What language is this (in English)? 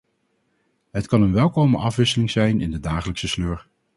Dutch